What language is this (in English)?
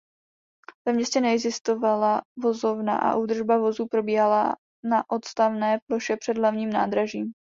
Czech